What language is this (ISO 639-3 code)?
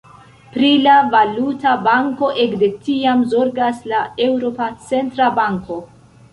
epo